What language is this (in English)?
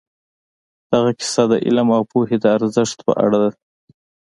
Pashto